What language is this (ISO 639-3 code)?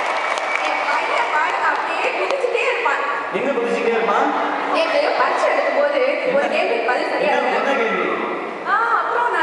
ell